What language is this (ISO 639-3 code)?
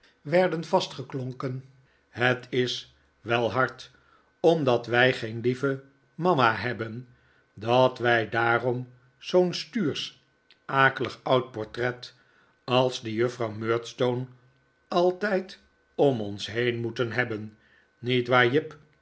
nld